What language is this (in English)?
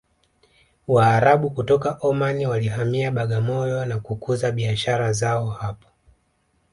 Swahili